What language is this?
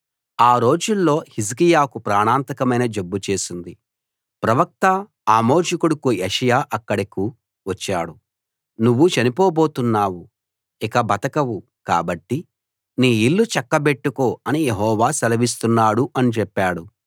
Telugu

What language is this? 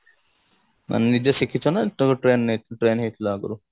Odia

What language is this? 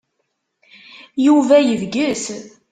Kabyle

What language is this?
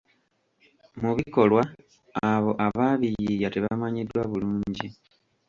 Ganda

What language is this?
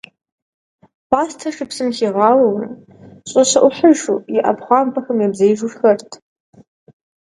Kabardian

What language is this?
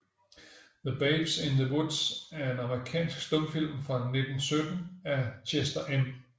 Danish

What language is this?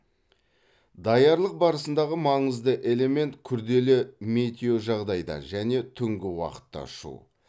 Kazakh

